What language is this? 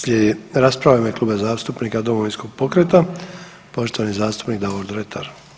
Croatian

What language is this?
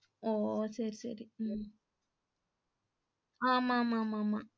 Tamil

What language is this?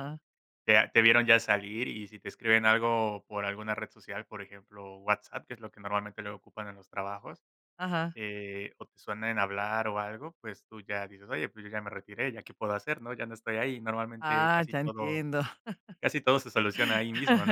Spanish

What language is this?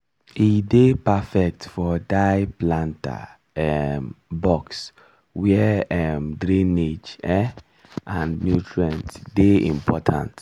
Nigerian Pidgin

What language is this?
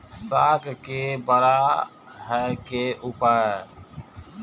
Maithili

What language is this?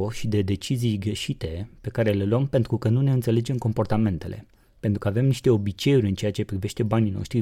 Romanian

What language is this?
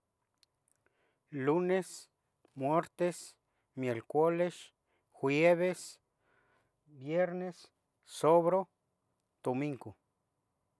Tetelcingo Nahuatl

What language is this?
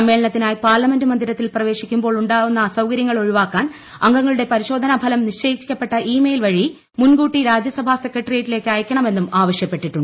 Malayalam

